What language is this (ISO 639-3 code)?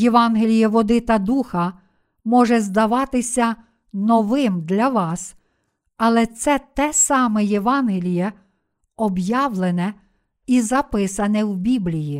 ukr